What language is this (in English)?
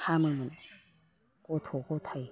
Bodo